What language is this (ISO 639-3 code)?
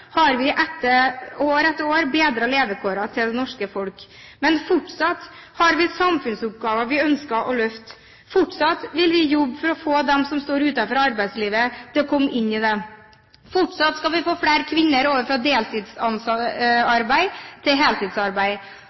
nob